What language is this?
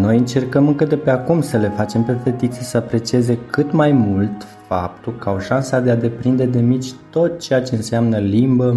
Romanian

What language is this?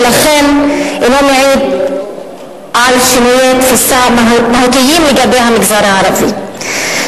Hebrew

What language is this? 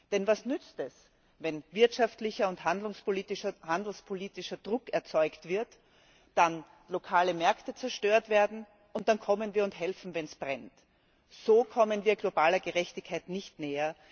German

